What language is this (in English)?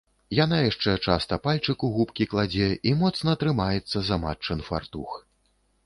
Belarusian